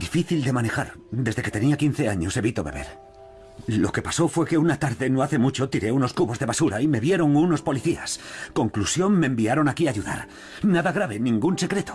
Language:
Spanish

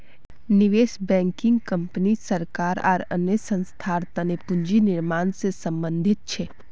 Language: Magahi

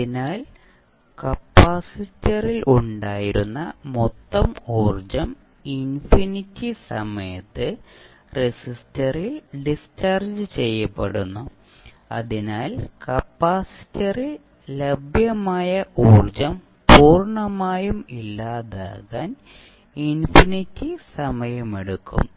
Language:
Malayalam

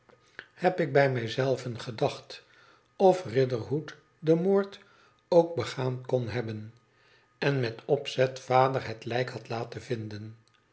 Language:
Dutch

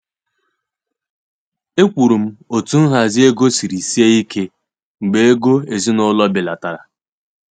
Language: Igbo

